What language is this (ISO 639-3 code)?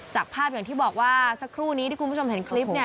tha